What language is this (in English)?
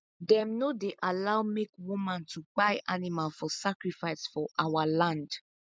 Nigerian Pidgin